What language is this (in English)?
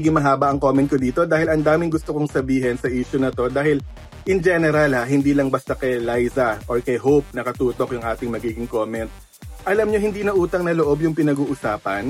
Filipino